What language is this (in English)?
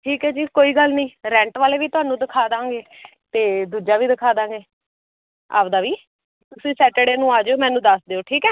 Punjabi